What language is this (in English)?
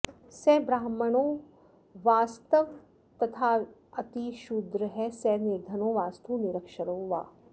Sanskrit